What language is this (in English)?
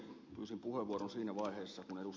Finnish